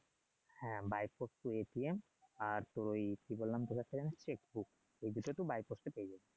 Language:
Bangla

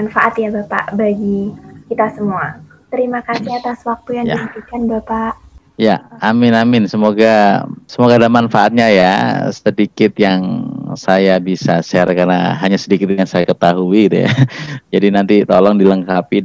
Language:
Indonesian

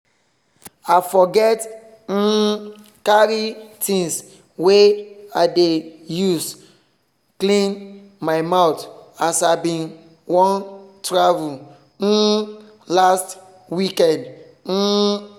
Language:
Nigerian Pidgin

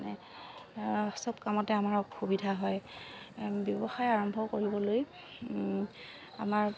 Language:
Assamese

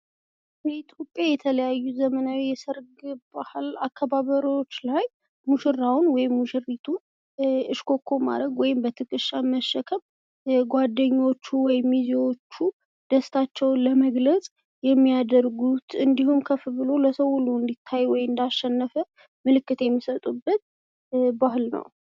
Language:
Amharic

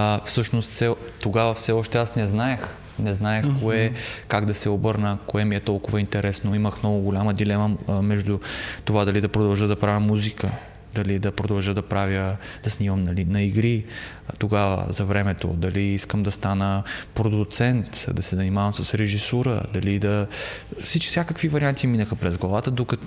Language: Bulgarian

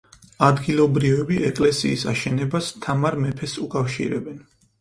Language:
Georgian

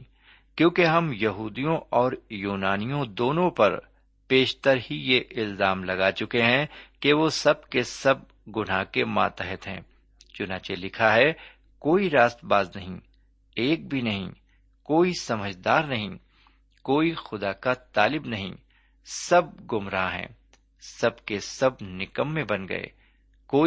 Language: Urdu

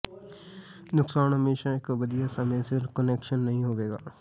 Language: Punjabi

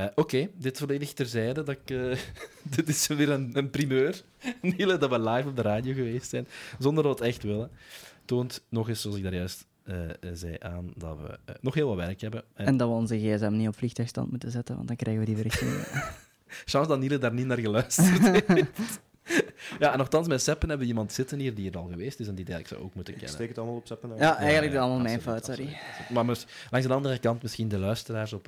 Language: Dutch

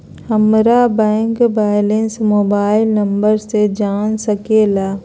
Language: Magahi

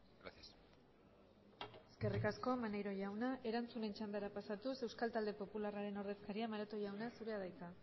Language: Basque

